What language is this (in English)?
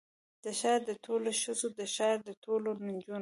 Pashto